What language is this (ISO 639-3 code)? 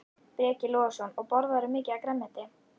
isl